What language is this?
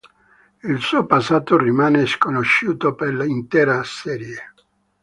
Italian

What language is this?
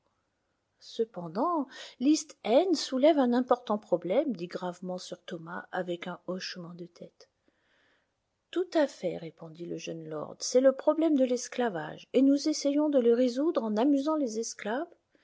French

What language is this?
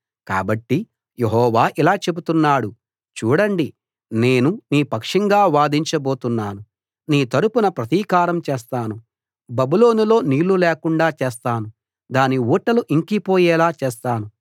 Telugu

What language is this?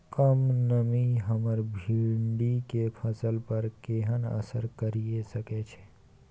Maithili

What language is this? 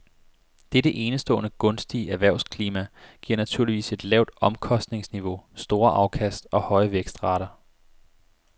Danish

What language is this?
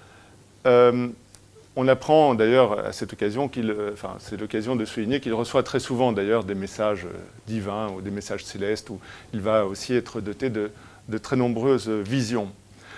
French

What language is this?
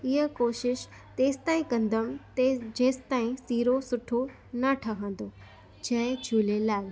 Sindhi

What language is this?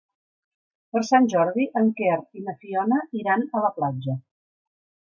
Catalan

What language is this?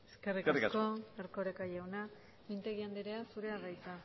Basque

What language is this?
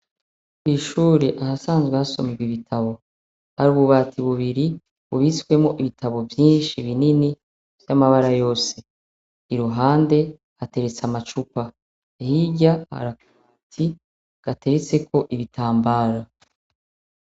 Rundi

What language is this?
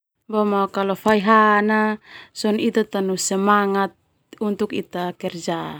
Termanu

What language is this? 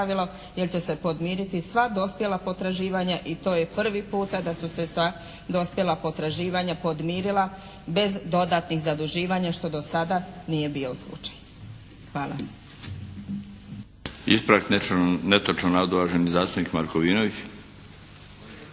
Croatian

